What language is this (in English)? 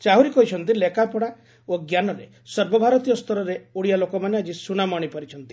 Odia